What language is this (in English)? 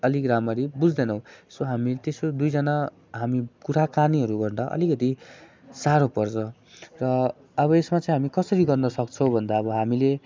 Nepali